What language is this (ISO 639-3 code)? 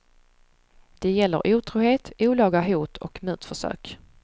swe